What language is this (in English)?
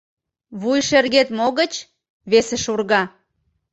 Mari